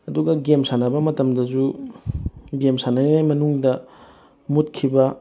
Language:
Manipuri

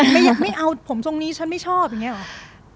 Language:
Thai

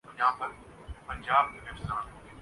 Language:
Urdu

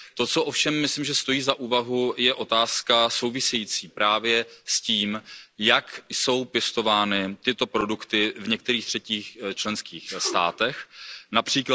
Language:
Czech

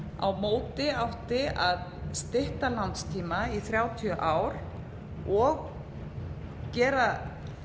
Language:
Icelandic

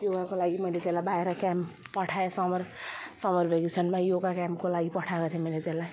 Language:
Nepali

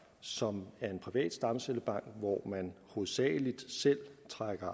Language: Danish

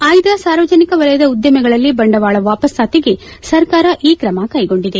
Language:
Kannada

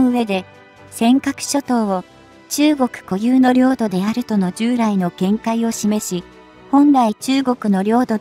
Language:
Japanese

